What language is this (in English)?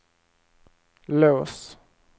Swedish